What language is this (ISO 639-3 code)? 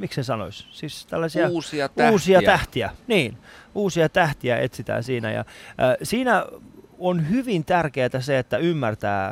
fin